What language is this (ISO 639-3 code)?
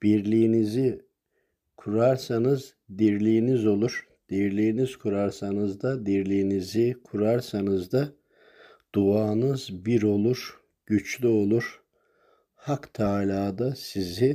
tur